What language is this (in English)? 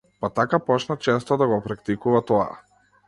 Macedonian